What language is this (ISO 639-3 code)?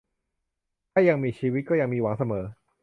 tha